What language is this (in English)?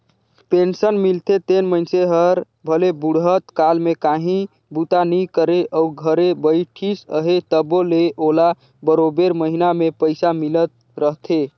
Chhattisgarhi